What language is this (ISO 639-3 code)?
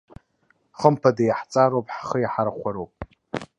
abk